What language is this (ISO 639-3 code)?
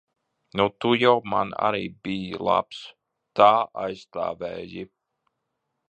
lav